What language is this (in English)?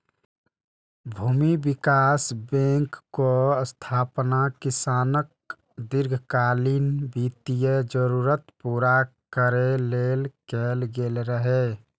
Maithili